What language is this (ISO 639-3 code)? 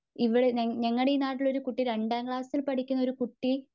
mal